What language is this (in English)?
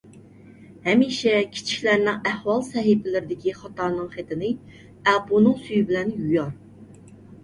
Uyghur